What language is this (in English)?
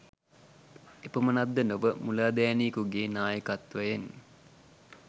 Sinhala